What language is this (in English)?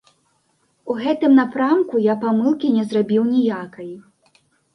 Belarusian